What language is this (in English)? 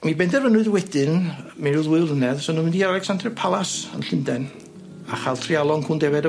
Welsh